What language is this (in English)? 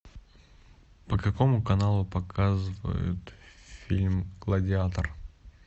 Russian